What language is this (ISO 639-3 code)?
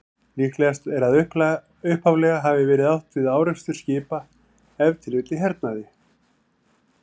isl